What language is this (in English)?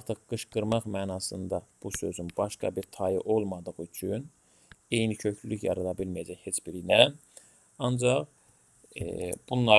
Turkish